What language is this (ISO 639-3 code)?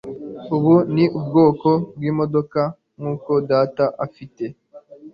kin